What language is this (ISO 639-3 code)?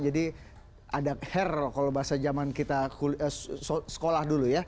ind